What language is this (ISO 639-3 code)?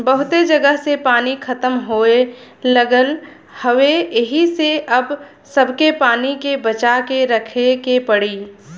bho